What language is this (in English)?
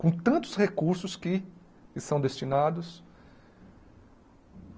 Portuguese